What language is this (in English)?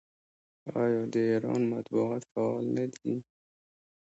Pashto